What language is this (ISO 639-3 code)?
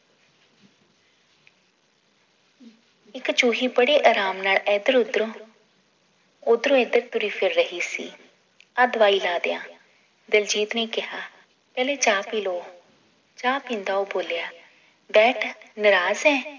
pan